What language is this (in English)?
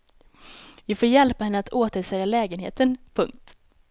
Swedish